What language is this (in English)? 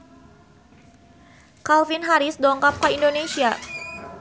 Sundanese